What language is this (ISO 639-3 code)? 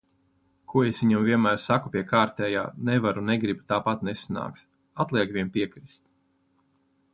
lav